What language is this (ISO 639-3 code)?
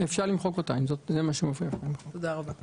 heb